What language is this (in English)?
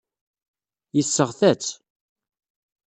Kabyle